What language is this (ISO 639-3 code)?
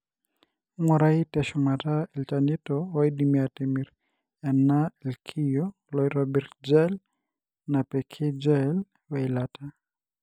mas